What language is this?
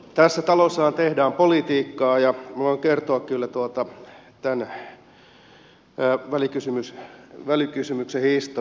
Finnish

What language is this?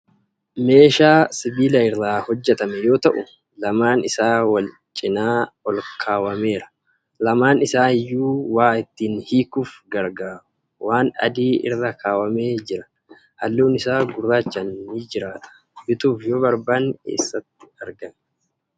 Oromo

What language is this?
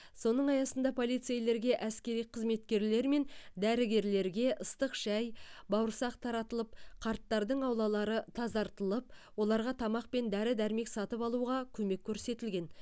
Kazakh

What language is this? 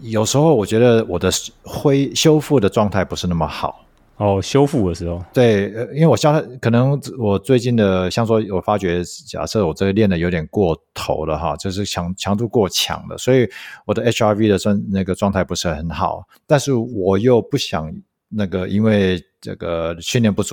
Chinese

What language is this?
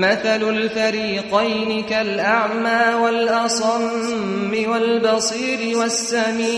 Persian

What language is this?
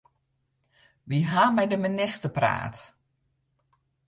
Western Frisian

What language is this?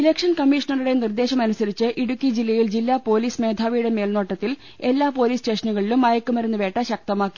Malayalam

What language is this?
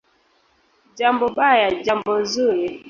Swahili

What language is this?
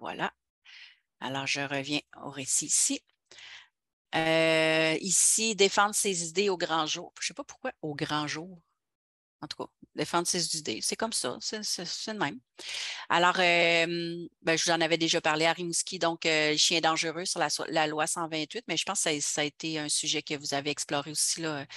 French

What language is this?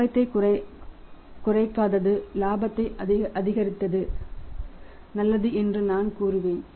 Tamil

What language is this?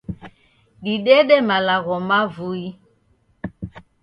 Taita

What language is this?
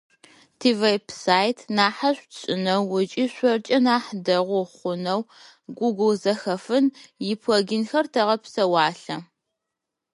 Adyghe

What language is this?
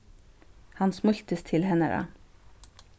Faroese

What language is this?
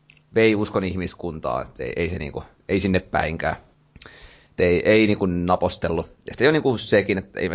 Finnish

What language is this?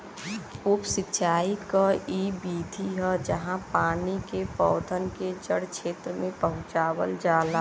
Bhojpuri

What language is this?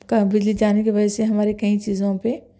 Urdu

